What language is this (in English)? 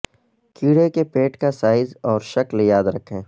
Urdu